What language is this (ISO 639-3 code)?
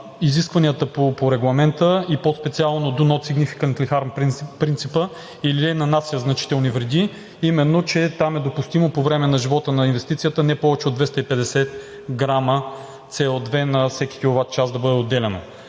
bul